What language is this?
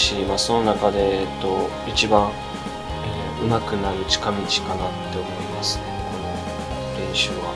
Japanese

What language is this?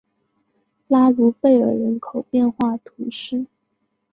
Chinese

